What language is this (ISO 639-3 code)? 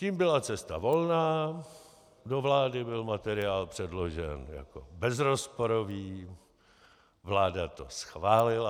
ces